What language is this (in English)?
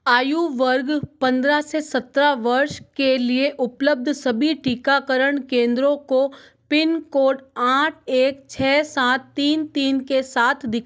Hindi